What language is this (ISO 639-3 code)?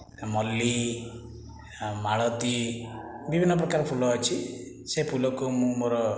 ori